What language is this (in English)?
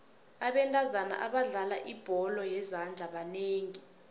South Ndebele